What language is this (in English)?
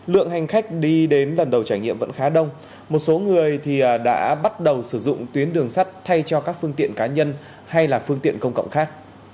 Vietnamese